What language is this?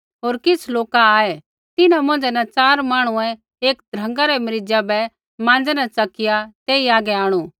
Kullu Pahari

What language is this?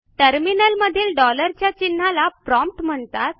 Marathi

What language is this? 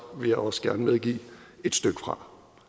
Danish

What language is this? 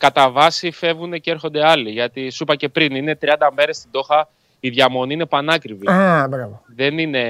Greek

